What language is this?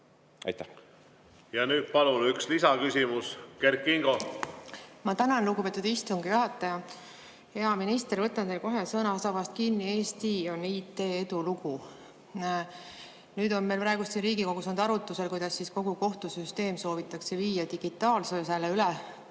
Estonian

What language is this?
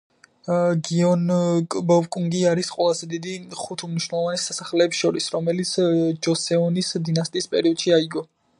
Georgian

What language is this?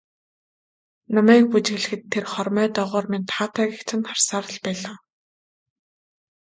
Mongolian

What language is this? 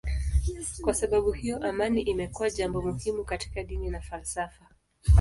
Swahili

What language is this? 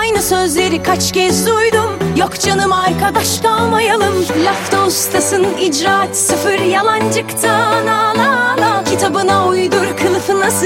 Turkish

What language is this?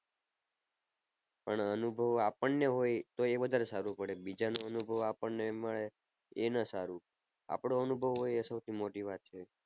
Gujarati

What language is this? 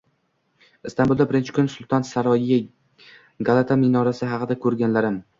Uzbek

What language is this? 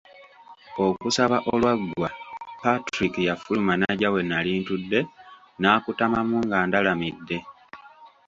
Ganda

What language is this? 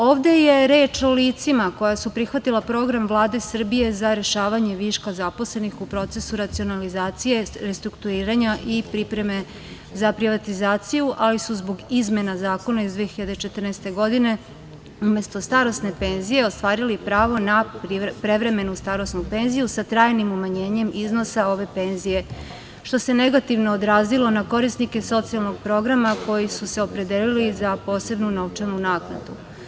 Serbian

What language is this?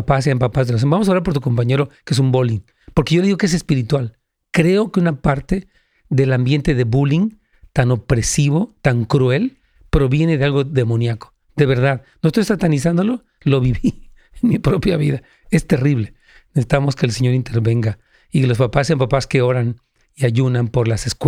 Spanish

